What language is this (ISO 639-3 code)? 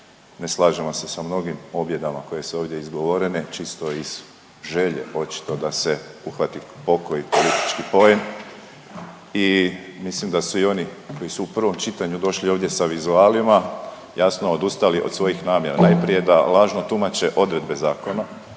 hrv